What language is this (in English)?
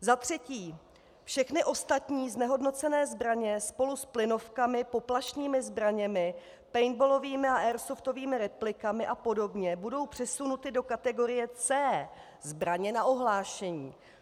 Czech